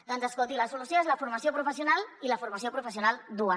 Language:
Catalan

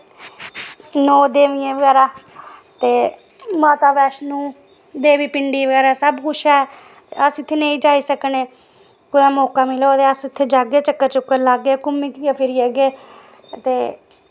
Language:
Dogri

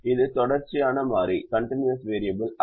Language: Tamil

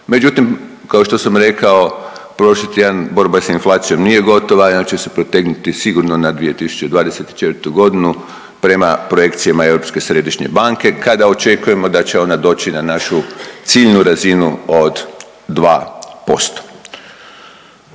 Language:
Croatian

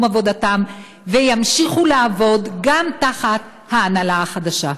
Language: Hebrew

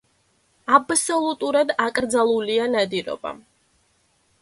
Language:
Georgian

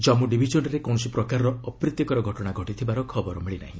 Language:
Odia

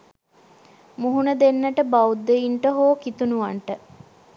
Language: Sinhala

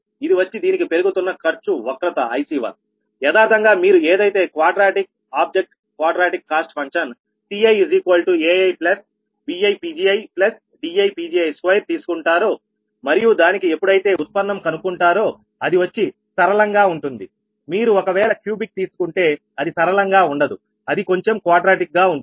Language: Telugu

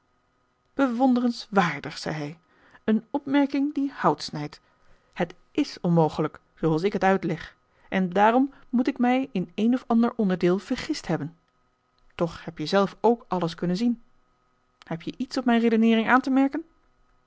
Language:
Dutch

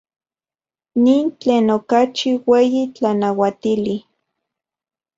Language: Central Puebla Nahuatl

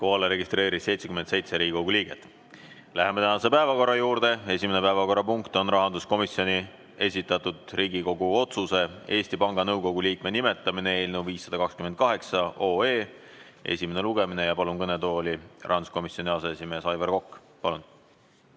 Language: Estonian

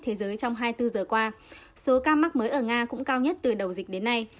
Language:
Vietnamese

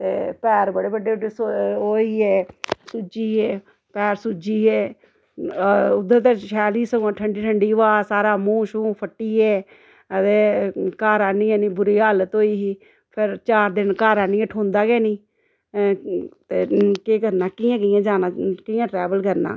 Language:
Dogri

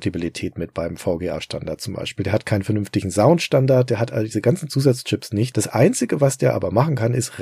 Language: German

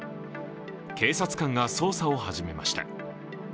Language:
Japanese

